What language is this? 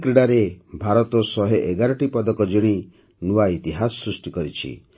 Odia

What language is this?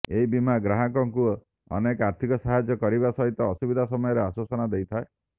Odia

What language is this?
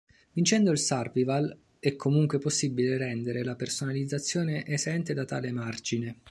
Italian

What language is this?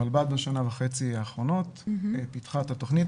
Hebrew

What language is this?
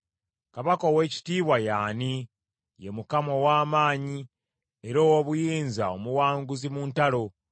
Ganda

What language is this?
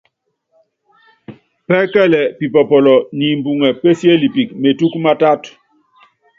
Yangben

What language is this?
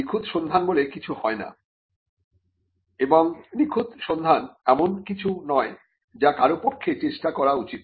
Bangla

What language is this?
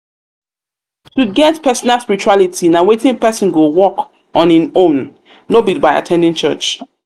Nigerian Pidgin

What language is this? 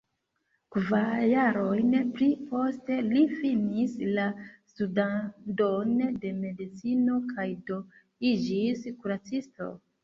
Esperanto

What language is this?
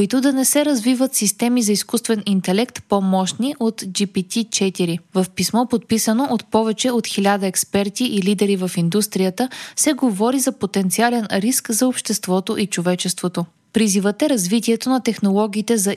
Bulgarian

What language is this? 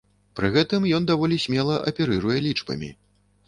Belarusian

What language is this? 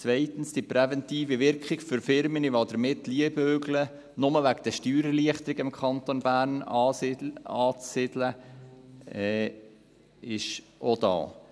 Swiss German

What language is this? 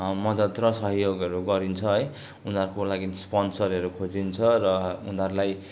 Nepali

